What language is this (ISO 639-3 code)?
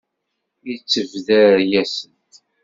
kab